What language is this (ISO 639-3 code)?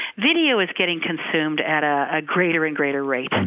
eng